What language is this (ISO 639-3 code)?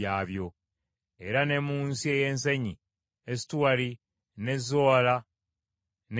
lug